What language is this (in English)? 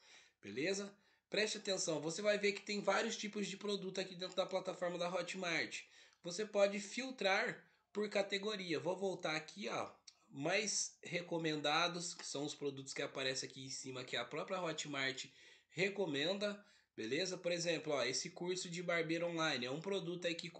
Portuguese